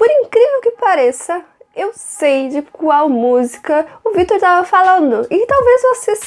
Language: Portuguese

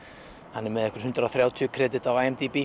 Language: Icelandic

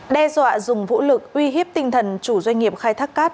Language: Vietnamese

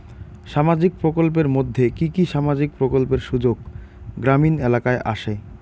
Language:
Bangla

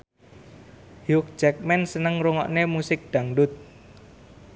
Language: Javanese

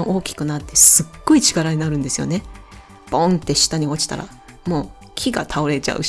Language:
Japanese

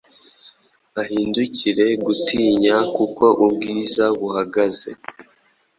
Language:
Kinyarwanda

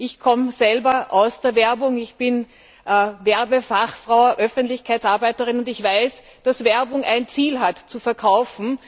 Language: German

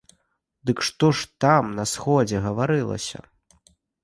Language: Belarusian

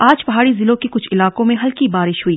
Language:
Hindi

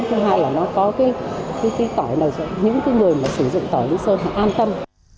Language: Vietnamese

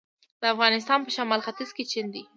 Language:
Pashto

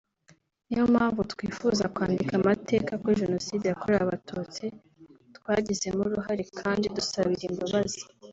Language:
Kinyarwanda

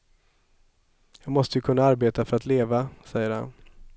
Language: Swedish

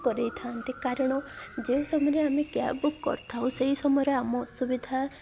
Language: Odia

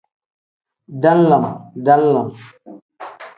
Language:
Tem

